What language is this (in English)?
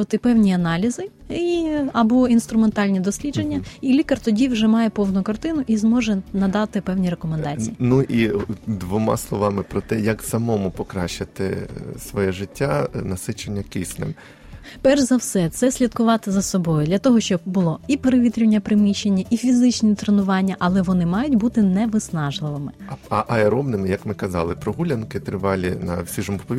Ukrainian